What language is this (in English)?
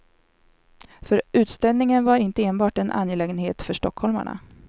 Swedish